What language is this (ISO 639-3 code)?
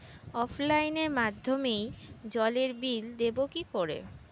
ben